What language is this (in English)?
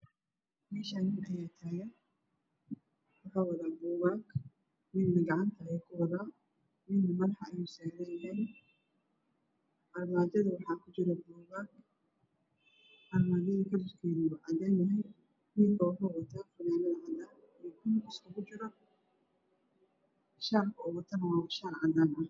Somali